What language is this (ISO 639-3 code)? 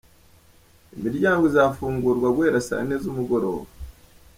kin